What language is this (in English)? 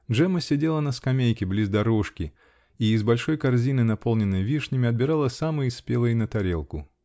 Russian